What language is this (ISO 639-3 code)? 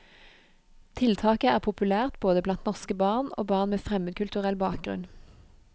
nor